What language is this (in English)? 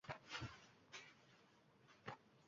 Uzbek